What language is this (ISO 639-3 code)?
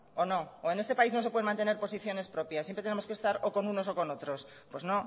spa